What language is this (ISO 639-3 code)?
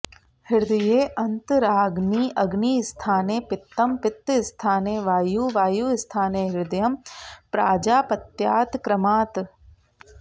san